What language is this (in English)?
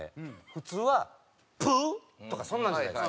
Japanese